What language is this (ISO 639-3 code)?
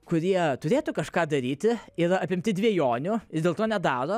lit